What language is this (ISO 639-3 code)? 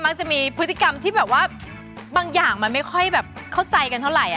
tha